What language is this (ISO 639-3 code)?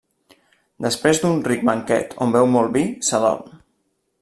cat